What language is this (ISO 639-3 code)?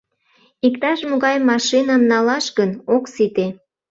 chm